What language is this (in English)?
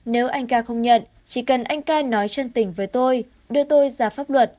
Vietnamese